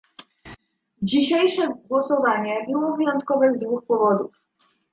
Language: Polish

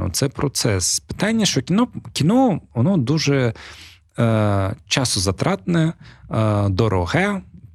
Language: Ukrainian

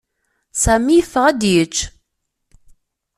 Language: Kabyle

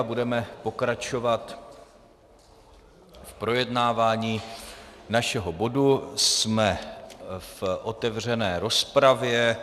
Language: Czech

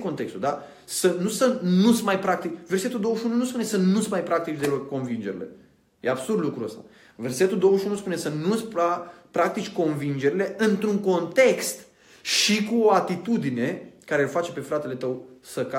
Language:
Romanian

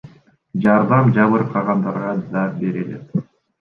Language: Kyrgyz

